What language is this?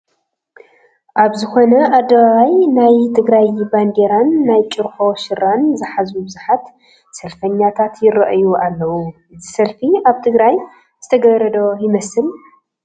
Tigrinya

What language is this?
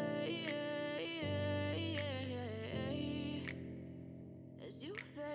Turkish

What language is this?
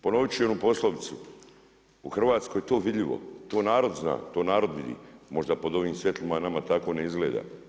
Croatian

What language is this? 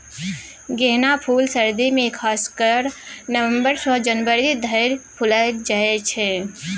Maithili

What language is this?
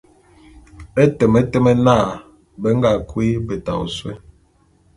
Bulu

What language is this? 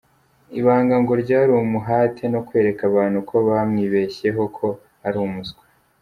Kinyarwanda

